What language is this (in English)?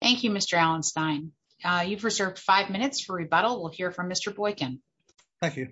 English